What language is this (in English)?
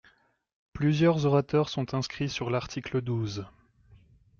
French